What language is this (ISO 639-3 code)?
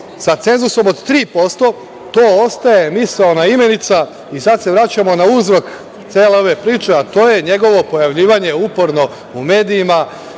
srp